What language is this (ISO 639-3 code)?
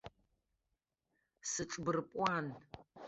abk